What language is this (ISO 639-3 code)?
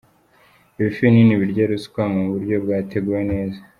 kin